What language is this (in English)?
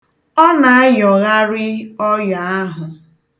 Igbo